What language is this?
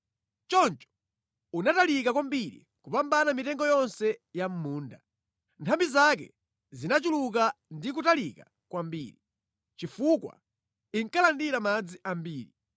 Nyanja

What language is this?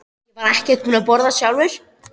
Icelandic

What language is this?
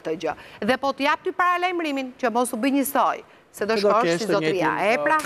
Romanian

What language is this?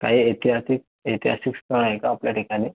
Marathi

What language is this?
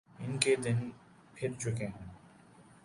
Urdu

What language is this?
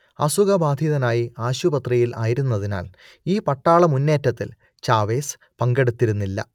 Malayalam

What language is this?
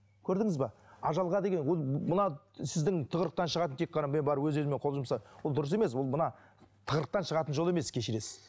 Kazakh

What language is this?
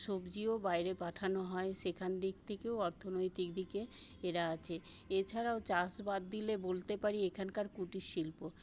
Bangla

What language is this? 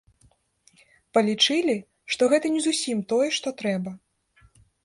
Belarusian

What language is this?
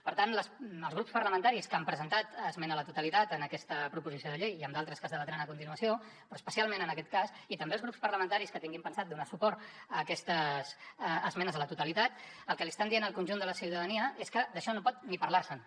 Catalan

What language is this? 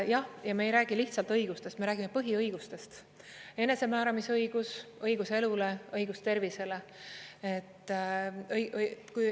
Estonian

